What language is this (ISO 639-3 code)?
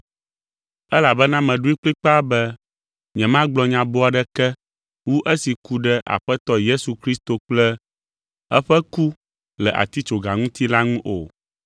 ewe